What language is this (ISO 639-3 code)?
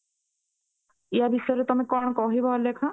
ori